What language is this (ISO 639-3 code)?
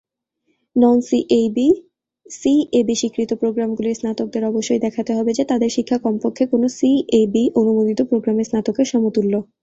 ben